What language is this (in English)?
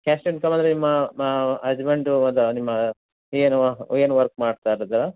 Kannada